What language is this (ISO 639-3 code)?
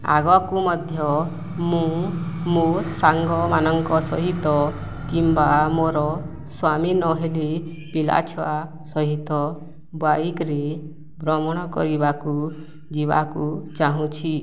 ori